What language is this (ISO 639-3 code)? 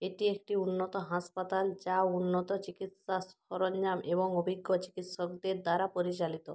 ben